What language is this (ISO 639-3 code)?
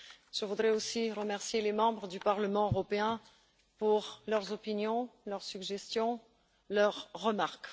fra